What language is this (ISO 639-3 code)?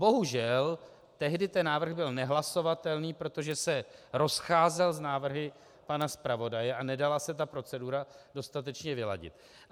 ces